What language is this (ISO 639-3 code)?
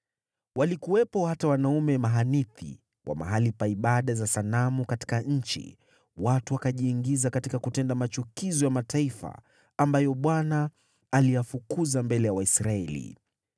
swa